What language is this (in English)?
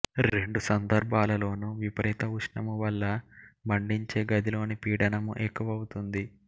Telugu